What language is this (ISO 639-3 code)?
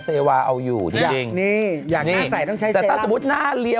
tha